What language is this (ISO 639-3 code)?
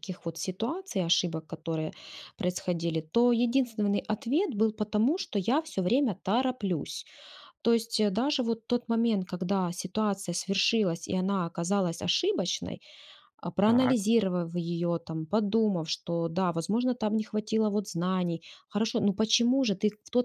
rus